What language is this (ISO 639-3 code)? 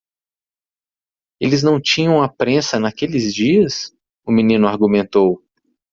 por